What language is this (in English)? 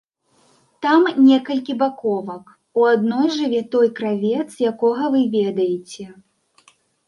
Belarusian